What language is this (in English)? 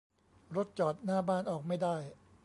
Thai